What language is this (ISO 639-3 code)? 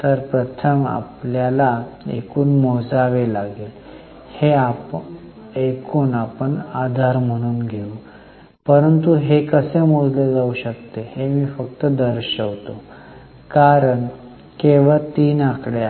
mar